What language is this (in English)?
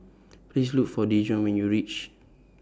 English